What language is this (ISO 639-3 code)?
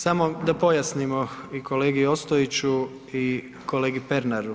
hrv